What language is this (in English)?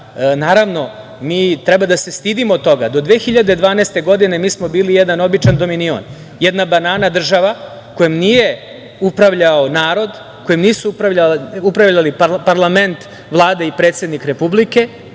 Serbian